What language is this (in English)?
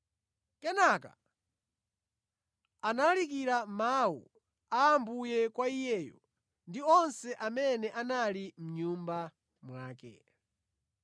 Nyanja